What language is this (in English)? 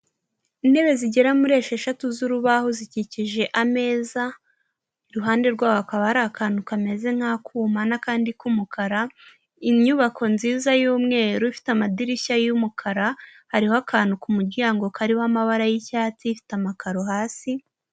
Kinyarwanda